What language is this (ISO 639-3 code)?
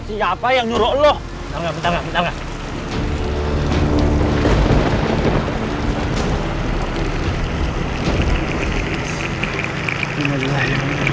ind